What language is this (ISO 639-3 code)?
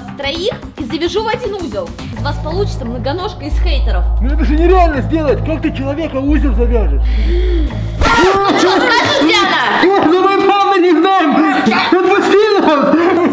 rus